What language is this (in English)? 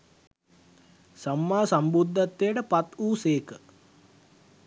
Sinhala